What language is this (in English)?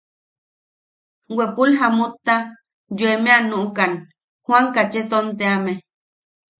Yaqui